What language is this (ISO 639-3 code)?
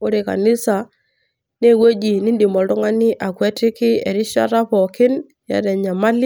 mas